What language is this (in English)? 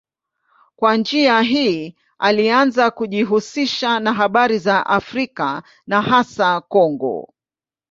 Swahili